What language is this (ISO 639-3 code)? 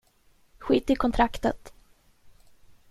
swe